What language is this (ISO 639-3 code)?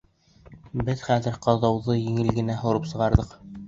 bak